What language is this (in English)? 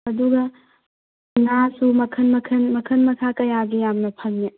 Manipuri